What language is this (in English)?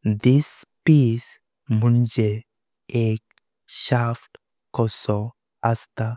Konkani